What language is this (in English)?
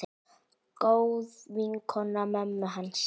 Icelandic